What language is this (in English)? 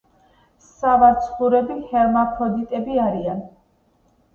Georgian